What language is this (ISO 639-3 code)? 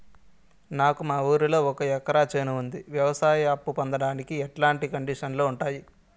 tel